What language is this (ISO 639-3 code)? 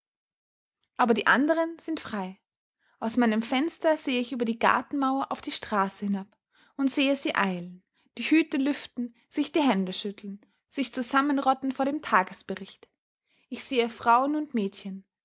deu